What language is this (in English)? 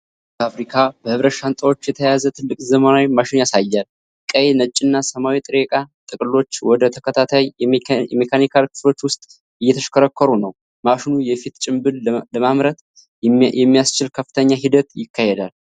Amharic